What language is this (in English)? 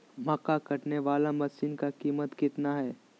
Magahi